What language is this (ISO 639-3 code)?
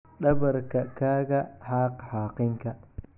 som